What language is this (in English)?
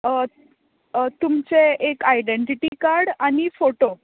Konkani